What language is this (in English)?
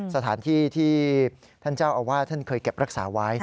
Thai